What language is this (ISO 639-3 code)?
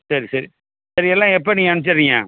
tam